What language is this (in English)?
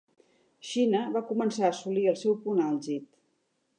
Catalan